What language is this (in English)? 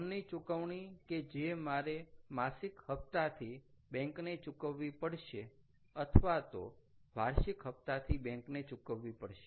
Gujarati